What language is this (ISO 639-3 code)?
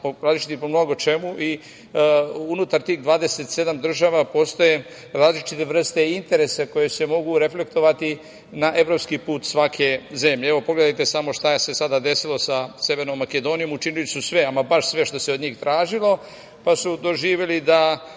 srp